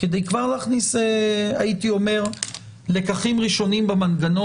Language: Hebrew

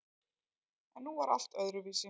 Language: Icelandic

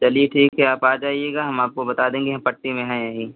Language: Hindi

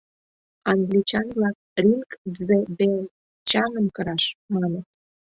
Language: Mari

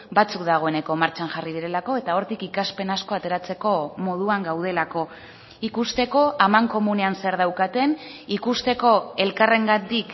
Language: Basque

